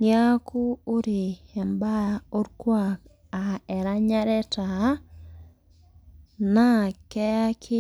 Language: Masai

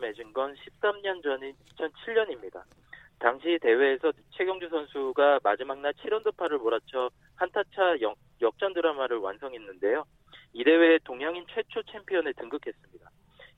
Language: Korean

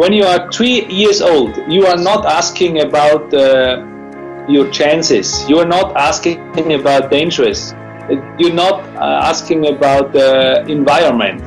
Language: Korean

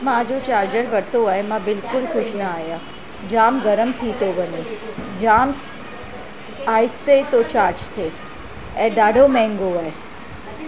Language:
Sindhi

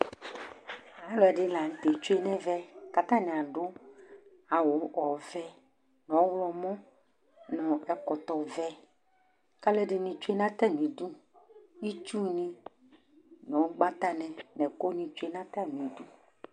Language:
Ikposo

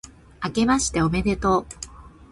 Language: Japanese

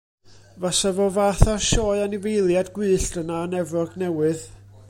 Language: Welsh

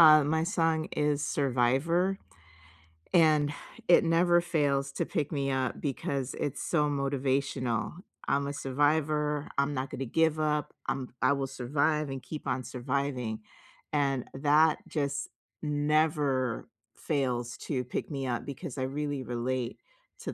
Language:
English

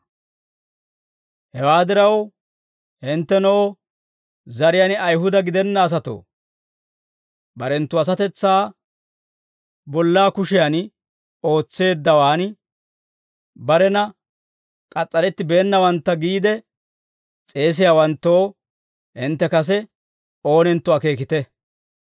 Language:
Dawro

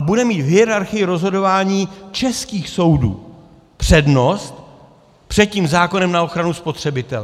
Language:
Czech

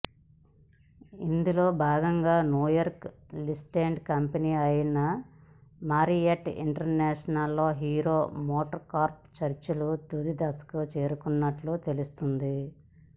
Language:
Telugu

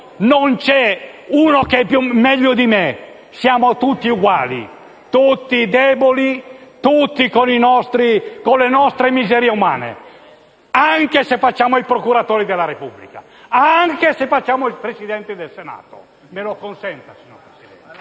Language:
Italian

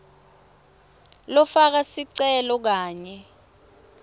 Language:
Swati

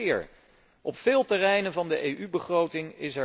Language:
Dutch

